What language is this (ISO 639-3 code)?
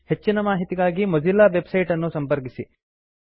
kan